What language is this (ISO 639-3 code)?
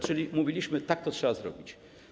pol